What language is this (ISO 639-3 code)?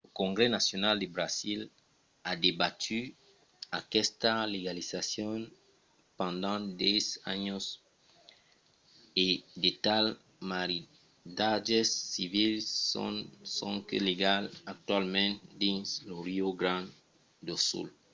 oci